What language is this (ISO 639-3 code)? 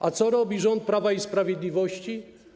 pol